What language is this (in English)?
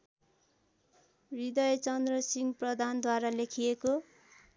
Nepali